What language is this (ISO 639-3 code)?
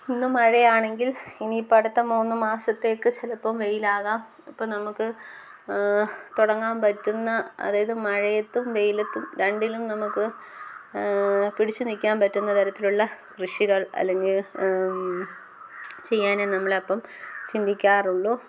mal